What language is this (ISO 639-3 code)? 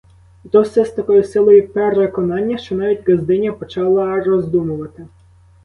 ukr